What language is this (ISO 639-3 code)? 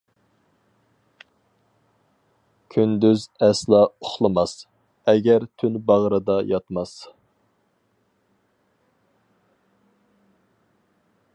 uig